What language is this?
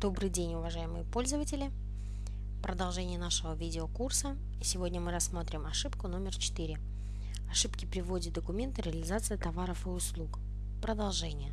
Russian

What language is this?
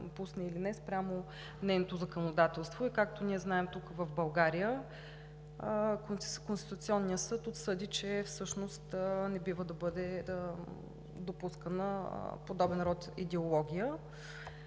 Bulgarian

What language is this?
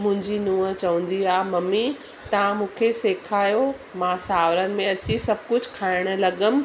Sindhi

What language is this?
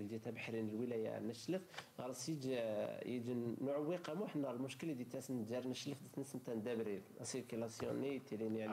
Arabic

